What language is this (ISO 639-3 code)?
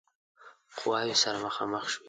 pus